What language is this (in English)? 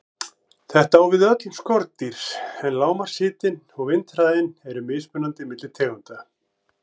Icelandic